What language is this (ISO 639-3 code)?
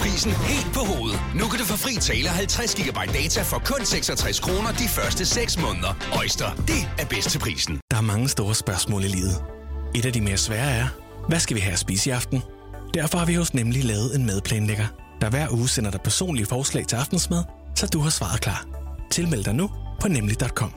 dan